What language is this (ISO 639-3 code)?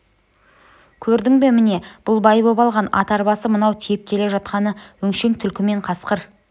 kaz